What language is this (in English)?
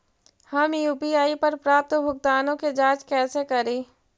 Magahi